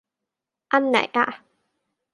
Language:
Thai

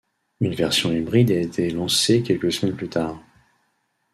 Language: French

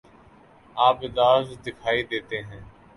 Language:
Urdu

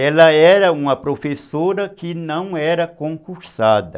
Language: Portuguese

